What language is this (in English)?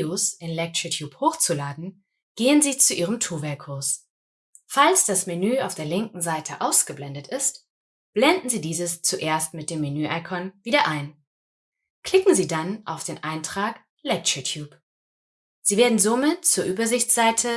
German